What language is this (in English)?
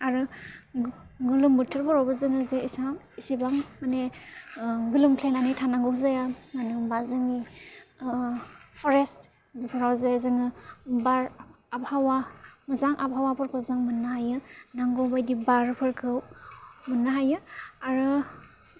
Bodo